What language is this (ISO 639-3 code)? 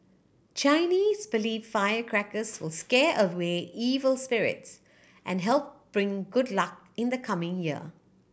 eng